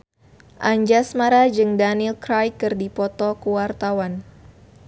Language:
Sundanese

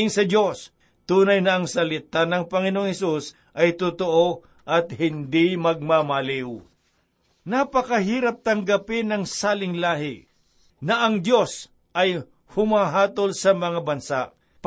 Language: Filipino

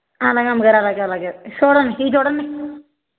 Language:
Telugu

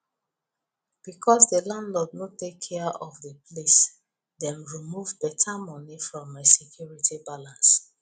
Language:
Nigerian Pidgin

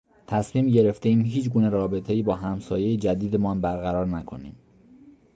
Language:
Persian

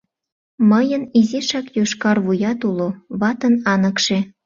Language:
Mari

